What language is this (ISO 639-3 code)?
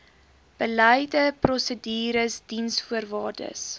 afr